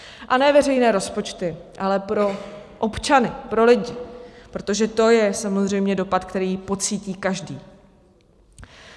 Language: Czech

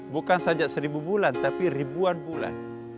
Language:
Indonesian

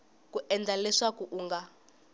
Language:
Tsonga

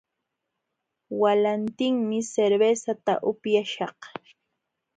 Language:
Jauja Wanca Quechua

